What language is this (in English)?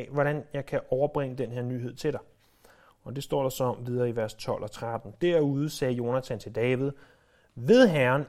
Danish